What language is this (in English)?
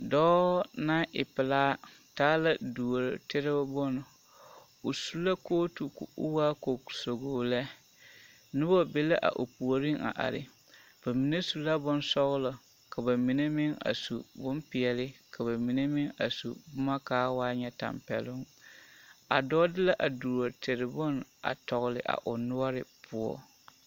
Southern Dagaare